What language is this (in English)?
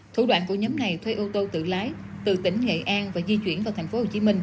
Vietnamese